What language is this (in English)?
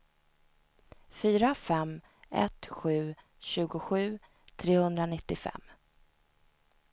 Swedish